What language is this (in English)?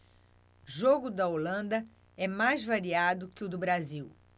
Portuguese